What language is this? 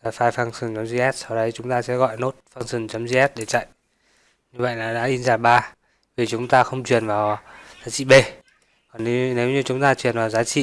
Vietnamese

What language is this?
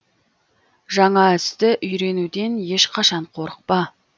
Kazakh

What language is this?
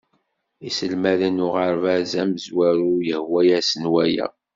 Kabyle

